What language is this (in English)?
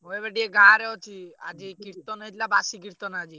Odia